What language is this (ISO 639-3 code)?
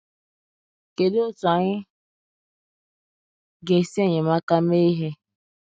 ibo